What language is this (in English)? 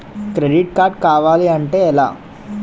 Telugu